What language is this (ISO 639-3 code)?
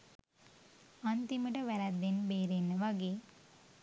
sin